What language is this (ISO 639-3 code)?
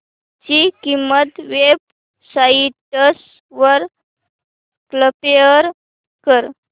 mar